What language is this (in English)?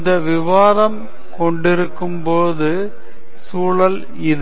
Tamil